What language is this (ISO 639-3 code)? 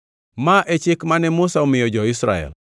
luo